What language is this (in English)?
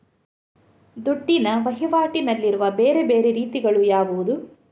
Kannada